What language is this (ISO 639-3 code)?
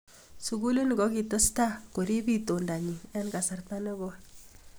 kln